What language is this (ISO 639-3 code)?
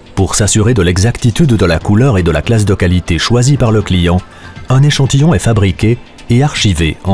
fra